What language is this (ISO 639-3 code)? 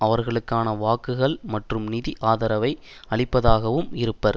tam